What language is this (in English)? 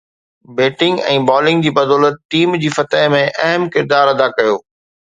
Sindhi